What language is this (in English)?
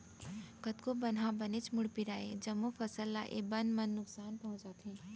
Chhattisgarhi